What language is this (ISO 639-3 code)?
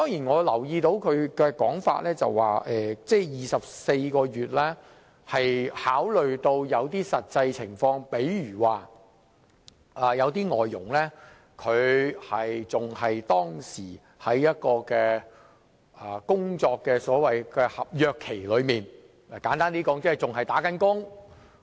yue